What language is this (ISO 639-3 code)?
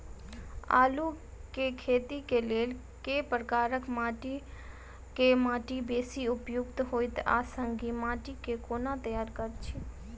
mai